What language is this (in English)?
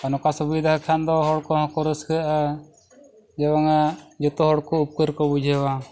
Santali